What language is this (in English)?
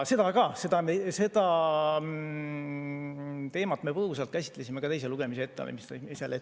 Estonian